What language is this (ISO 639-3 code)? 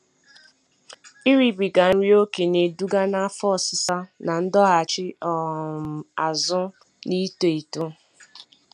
ibo